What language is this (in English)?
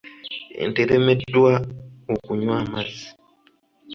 Ganda